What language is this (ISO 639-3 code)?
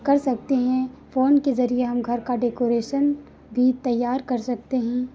hin